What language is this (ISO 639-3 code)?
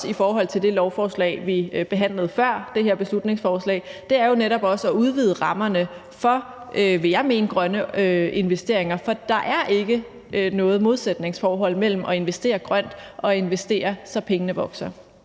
dan